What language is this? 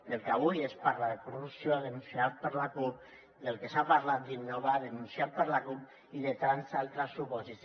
Catalan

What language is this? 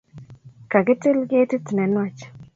Kalenjin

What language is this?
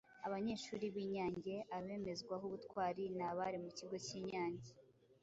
Kinyarwanda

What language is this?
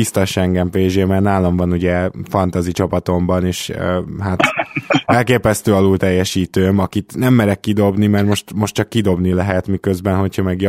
Hungarian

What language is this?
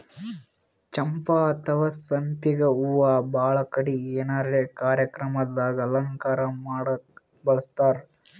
Kannada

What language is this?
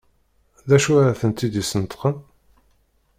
Kabyle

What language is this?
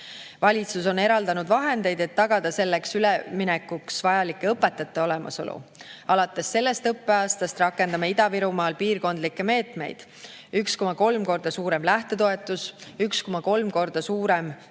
Estonian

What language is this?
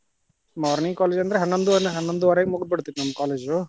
Kannada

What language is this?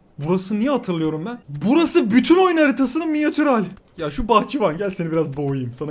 Turkish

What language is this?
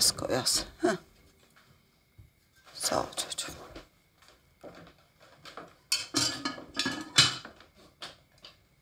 Turkish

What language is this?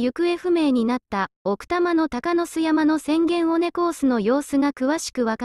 Japanese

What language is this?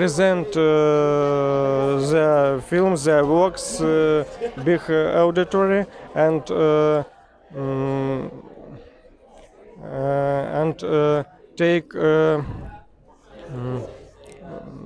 Greek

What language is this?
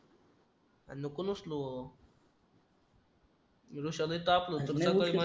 Marathi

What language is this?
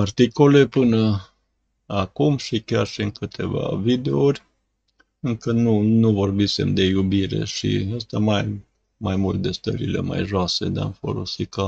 Romanian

